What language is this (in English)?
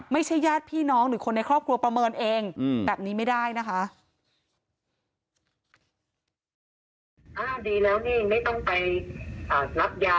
Thai